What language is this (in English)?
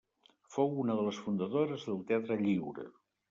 Catalan